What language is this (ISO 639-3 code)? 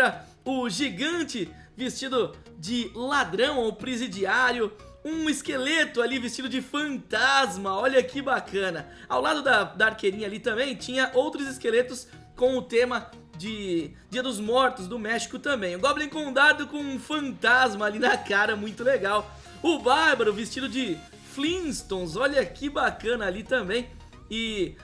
por